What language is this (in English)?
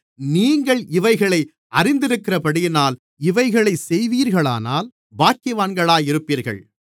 Tamil